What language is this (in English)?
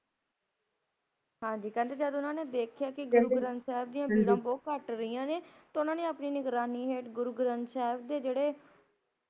Punjabi